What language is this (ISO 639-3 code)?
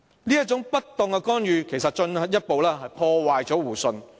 yue